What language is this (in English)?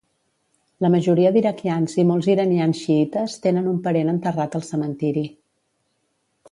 Catalan